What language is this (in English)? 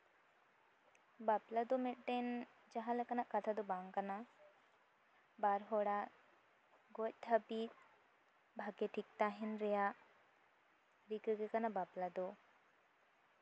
Santali